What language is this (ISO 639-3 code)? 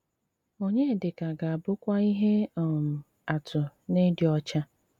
ibo